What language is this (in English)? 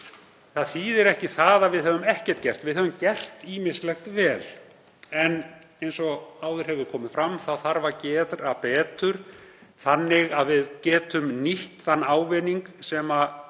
Icelandic